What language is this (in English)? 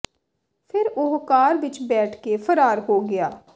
Punjabi